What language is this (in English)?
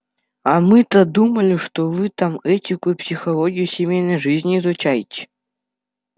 Russian